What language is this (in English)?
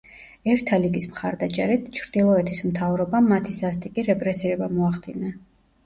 Georgian